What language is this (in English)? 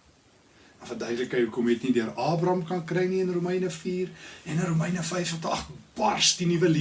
Dutch